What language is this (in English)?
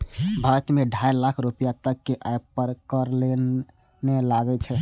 Maithili